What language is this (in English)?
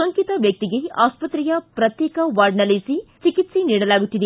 Kannada